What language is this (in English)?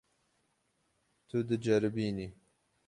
Kurdish